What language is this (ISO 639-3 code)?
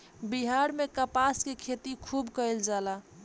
bho